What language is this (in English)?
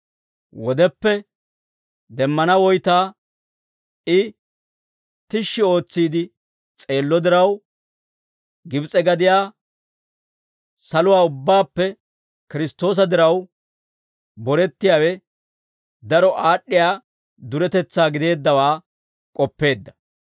Dawro